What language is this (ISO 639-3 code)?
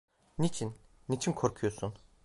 tur